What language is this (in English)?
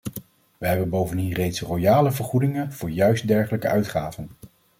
Dutch